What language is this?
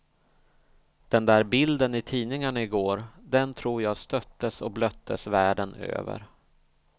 Swedish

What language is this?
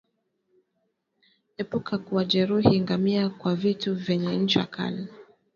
Swahili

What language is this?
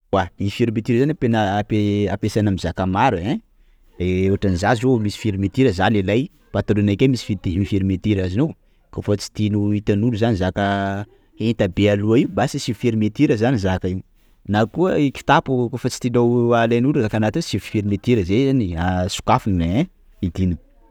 Sakalava Malagasy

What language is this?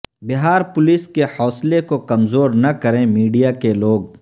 Urdu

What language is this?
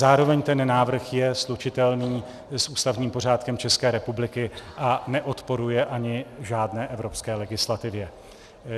Czech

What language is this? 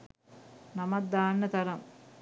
Sinhala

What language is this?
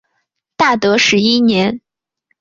Chinese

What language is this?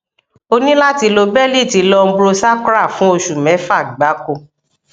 Yoruba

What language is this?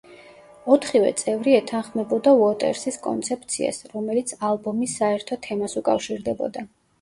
Georgian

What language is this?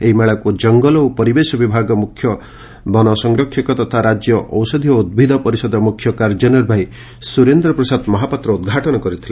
Odia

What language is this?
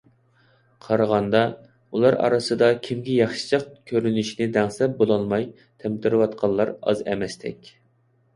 Uyghur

